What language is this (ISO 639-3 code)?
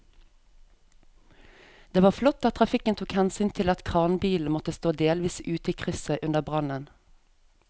nor